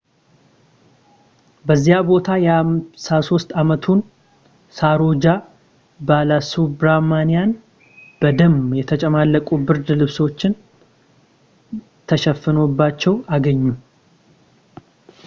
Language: Amharic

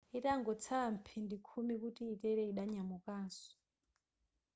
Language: Nyanja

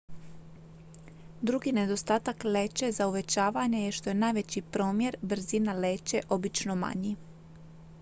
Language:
Croatian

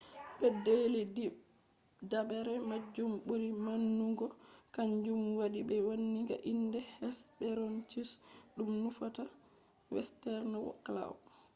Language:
Fula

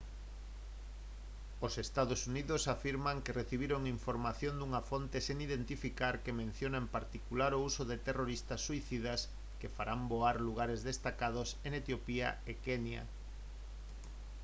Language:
Galician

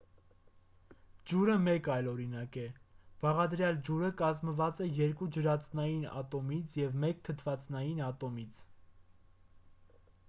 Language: Armenian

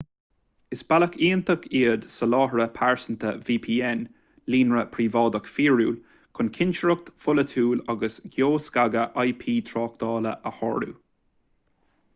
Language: Irish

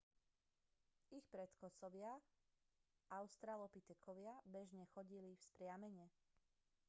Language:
Slovak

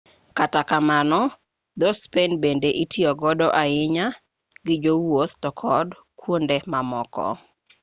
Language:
Luo (Kenya and Tanzania)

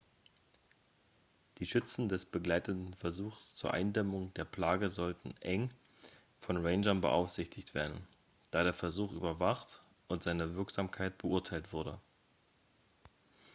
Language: German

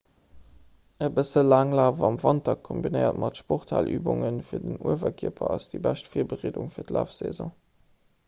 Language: Luxembourgish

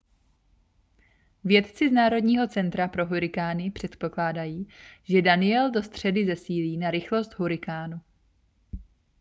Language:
Czech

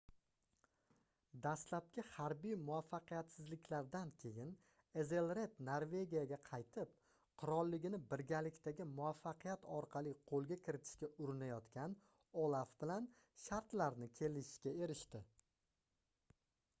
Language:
Uzbek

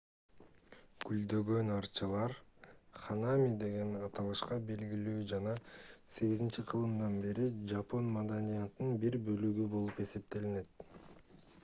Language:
Kyrgyz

